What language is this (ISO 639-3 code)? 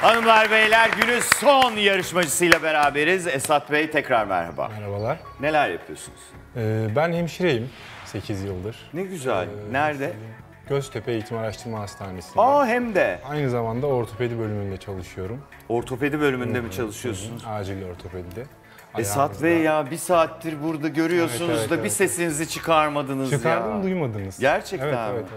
tur